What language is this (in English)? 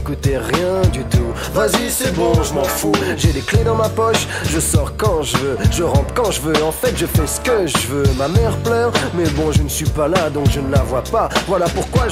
French